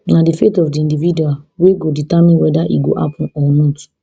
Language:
Nigerian Pidgin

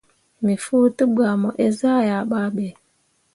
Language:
Mundang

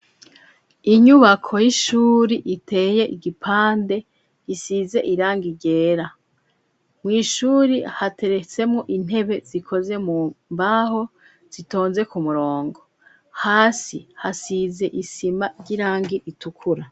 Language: Rundi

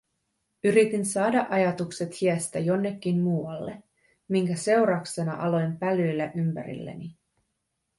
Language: Finnish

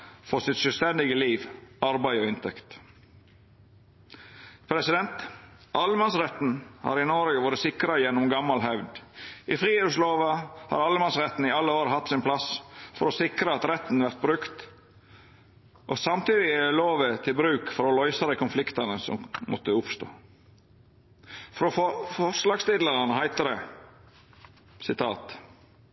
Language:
Norwegian Nynorsk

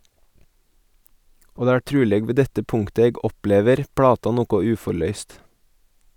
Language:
Norwegian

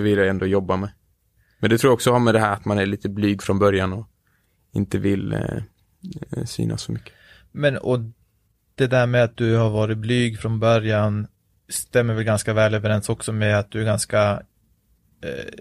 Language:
Swedish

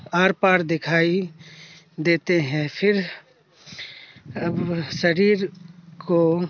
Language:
Urdu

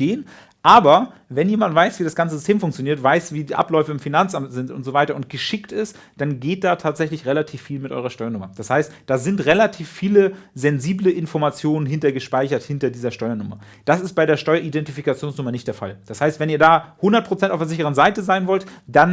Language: German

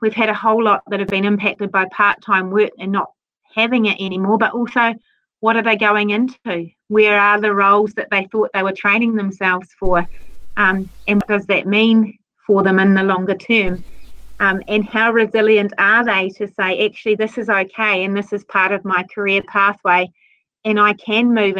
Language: English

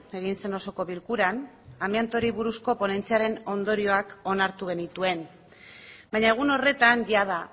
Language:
Basque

